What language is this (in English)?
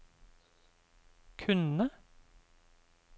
Norwegian